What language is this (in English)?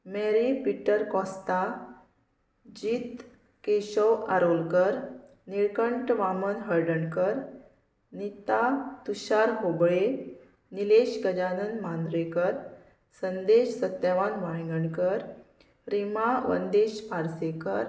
Konkani